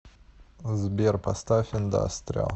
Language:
Russian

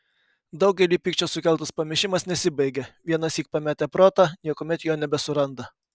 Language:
Lithuanian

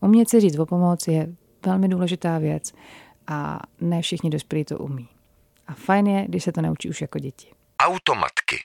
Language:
Czech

